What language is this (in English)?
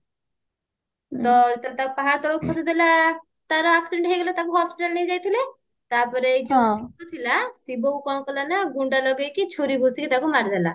Odia